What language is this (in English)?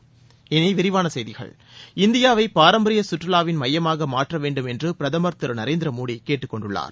Tamil